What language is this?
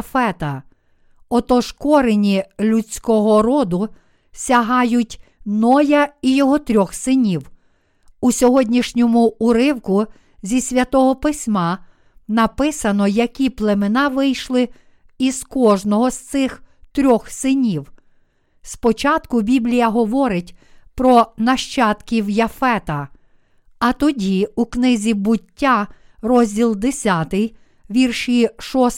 Ukrainian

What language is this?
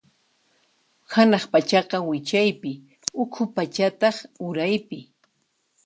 Puno Quechua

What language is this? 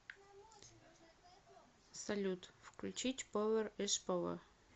Russian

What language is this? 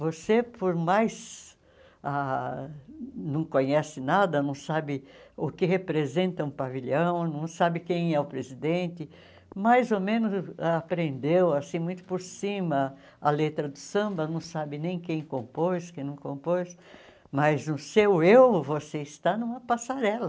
Portuguese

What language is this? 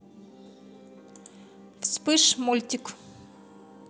Russian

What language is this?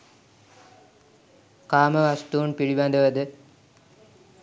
Sinhala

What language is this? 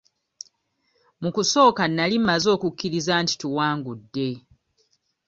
Ganda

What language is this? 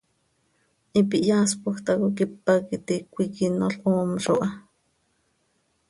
Seri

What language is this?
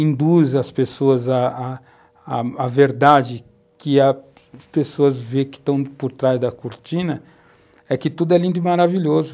Portuguese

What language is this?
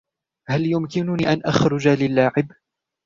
Arabic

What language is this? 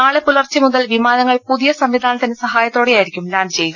Malayalam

